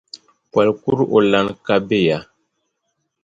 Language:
Dagbani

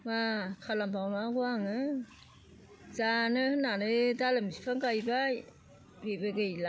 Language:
Bodo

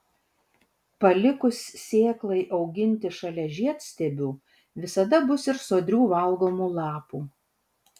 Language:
Lithuanian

